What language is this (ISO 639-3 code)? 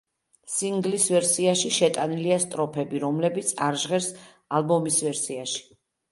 kat